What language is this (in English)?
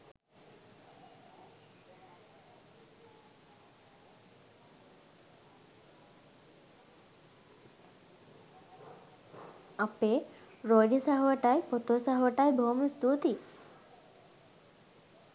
Sinhala